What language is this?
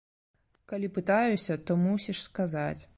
Belarusian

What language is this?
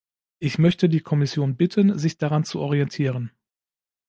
German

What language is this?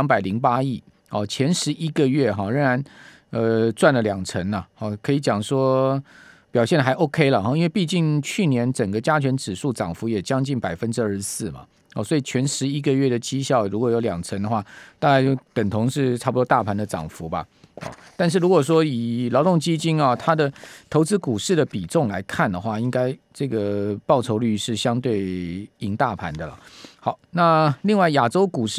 Chinese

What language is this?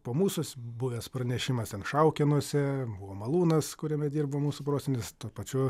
Lithuanian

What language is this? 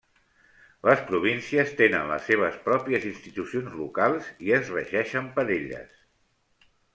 Catalan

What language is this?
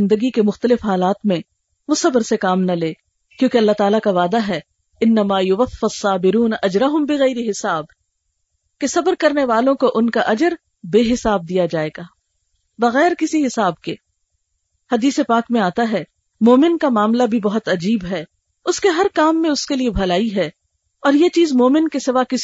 Urdu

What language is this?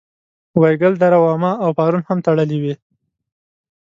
Pashto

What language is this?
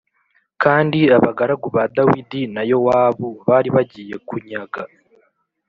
Kinyarwanda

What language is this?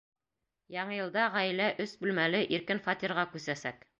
Bashkir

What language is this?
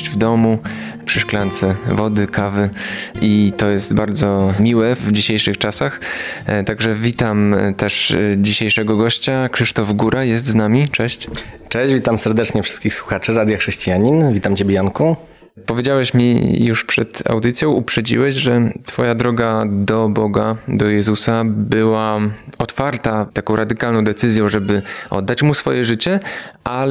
Polish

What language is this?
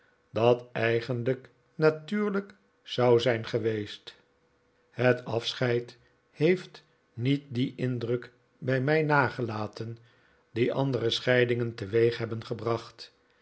Dutch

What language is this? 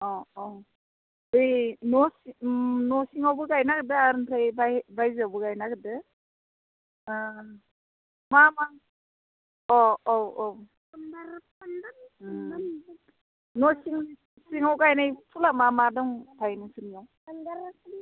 Bodo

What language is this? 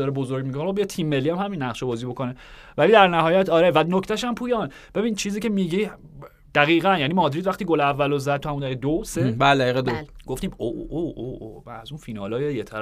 Persian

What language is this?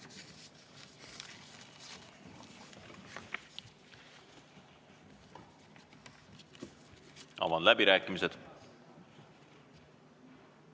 Estonian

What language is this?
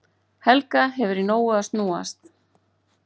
Icelandic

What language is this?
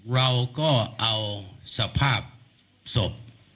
Thai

